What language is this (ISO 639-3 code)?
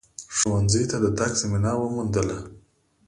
pus